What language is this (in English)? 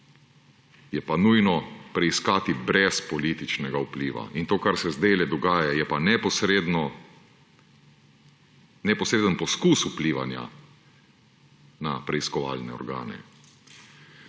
Slovenian